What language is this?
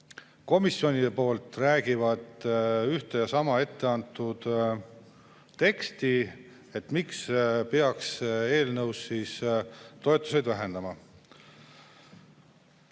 Estonian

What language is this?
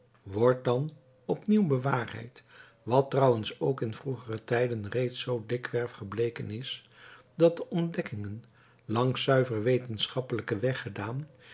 Dutch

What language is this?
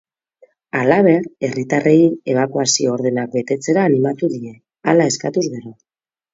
Basque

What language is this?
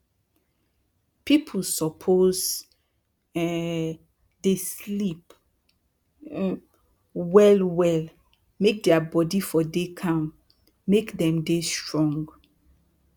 Nigerian Pidgin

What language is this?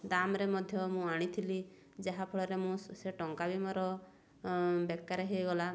Odia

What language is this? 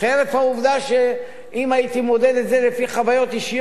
Hebrew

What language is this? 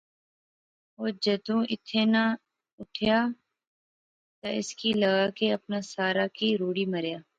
Pahari-Potwari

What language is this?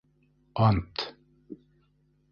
Bashkir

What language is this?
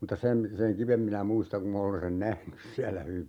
Finnish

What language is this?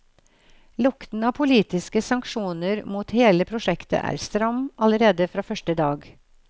Norwegian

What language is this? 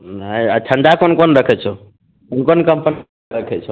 Maithili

